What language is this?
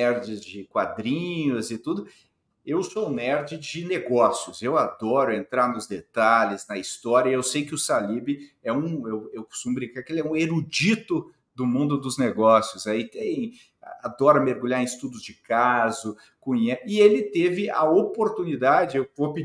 Portuguese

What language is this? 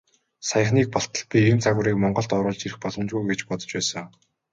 Mongolian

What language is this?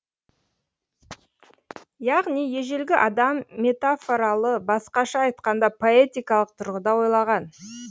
Kazakh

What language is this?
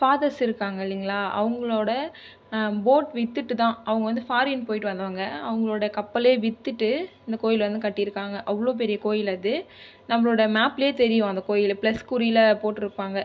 Tamil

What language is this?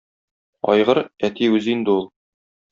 Tatar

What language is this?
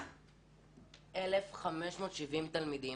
Hebrew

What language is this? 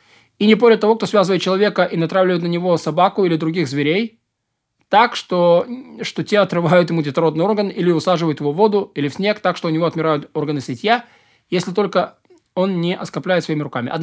Russian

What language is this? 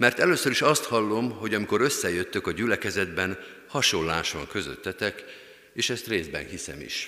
Hungarian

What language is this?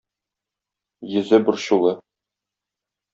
Tatar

